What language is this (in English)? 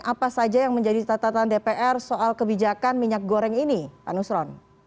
Indonesian